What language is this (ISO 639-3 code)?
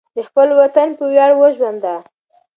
pus